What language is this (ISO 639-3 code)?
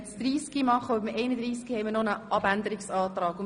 gsw